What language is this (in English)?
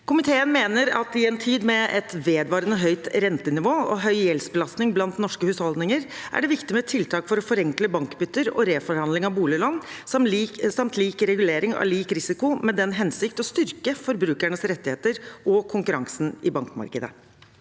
Norwegian